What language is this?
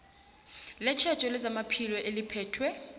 South Ndebele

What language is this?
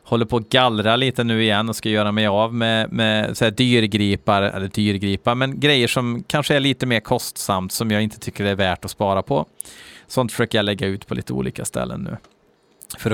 Swedish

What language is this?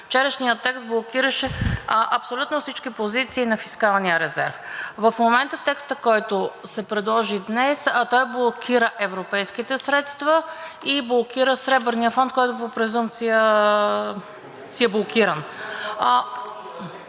Bulgarian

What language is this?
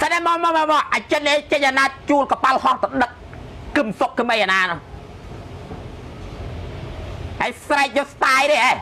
Thai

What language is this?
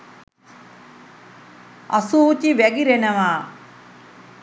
Sinhala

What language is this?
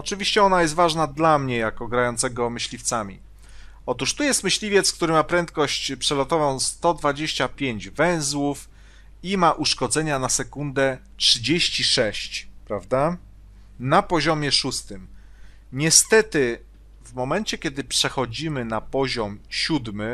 Polish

